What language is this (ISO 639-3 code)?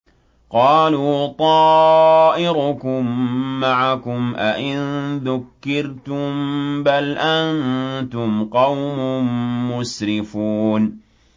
ara